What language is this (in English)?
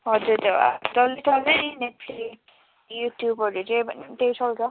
Nepali